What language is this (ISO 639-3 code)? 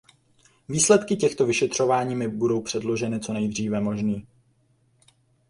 ces